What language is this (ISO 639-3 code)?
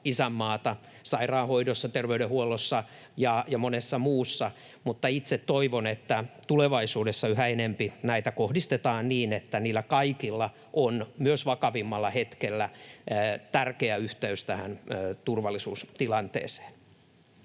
fin